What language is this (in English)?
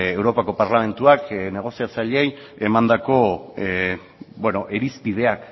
Basque